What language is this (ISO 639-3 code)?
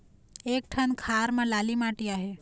hne